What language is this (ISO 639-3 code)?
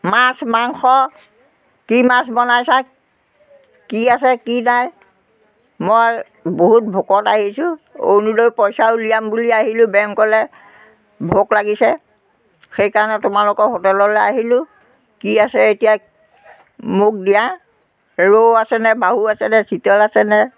asm